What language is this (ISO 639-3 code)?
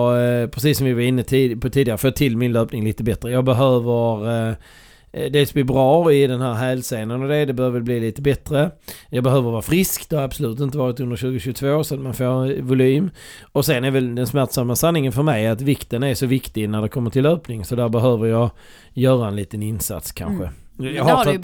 swe